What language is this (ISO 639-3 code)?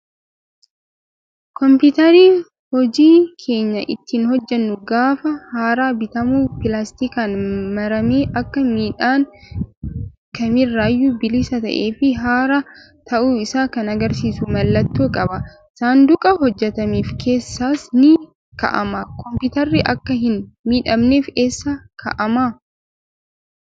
orm